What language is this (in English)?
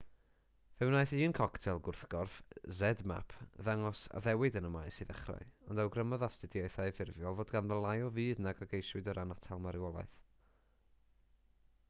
Welsh